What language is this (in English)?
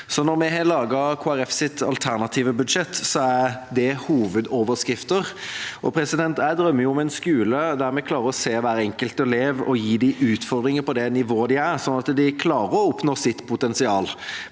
Norwegian